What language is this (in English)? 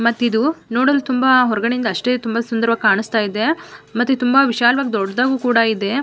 Kannada